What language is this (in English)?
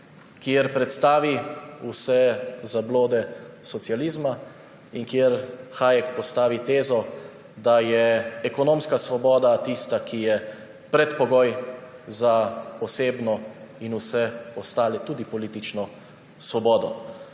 Slovenian